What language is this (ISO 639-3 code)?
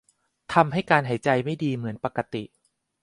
tha